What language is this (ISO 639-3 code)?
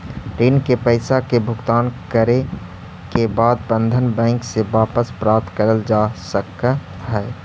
mag